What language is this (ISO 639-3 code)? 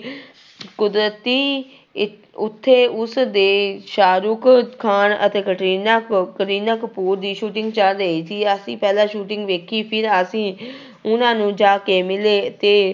pan